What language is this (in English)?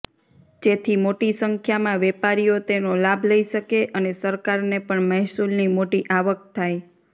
Gujarati